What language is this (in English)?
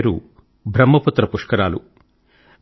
Telugu